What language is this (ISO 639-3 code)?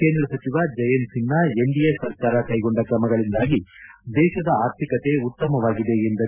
kan